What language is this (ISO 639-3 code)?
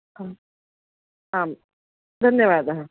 san